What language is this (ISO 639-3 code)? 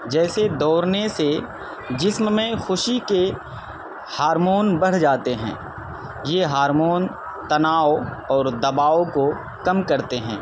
urd